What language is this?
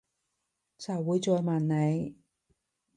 Cantonese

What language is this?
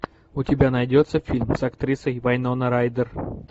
Russian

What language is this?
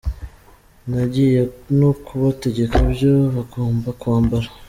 Kinyarwanda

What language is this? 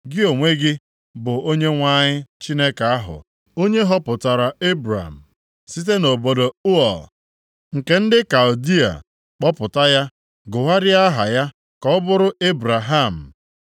Igbo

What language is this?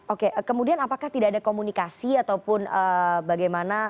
Indonesian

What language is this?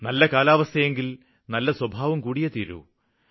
Malayalam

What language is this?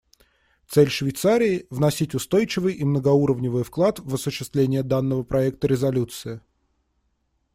Russian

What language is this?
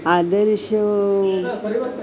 Sanskrit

